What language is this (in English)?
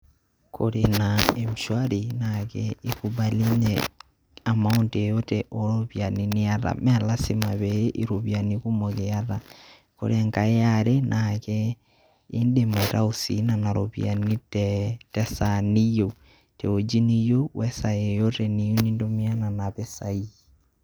Masai